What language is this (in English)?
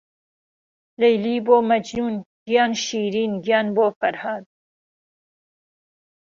Central Kurdish